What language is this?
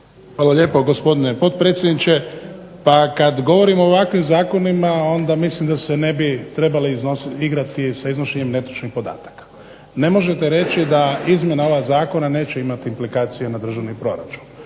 Croatian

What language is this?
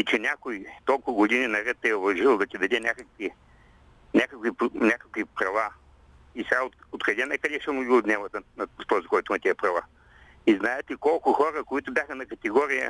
Bulgarian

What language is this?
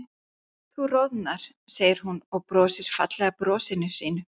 Icelandic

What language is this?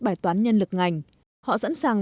Vietnamese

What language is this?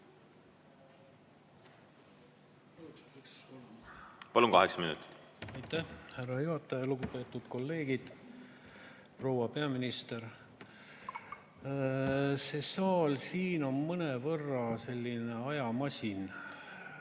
Estonian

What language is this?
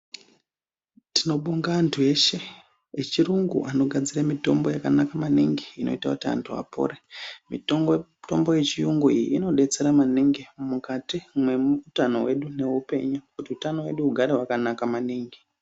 Ndau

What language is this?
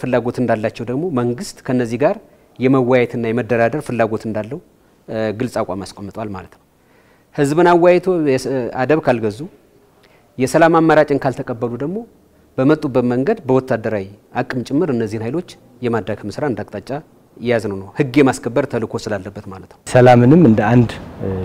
Arabic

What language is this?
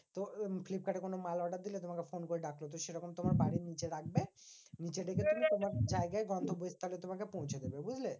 Bangla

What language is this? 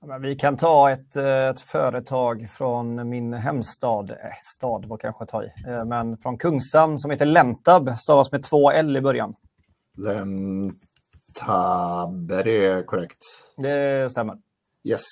Swedish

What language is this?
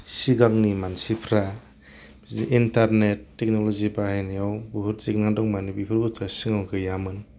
Bodo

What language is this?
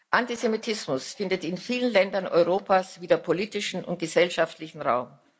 German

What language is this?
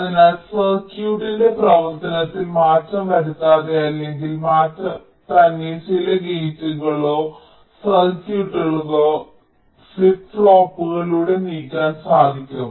Malayalam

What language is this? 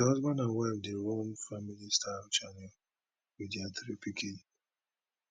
Nigerian Pidgin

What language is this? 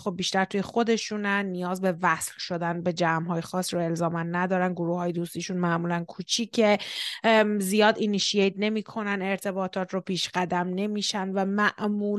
Persian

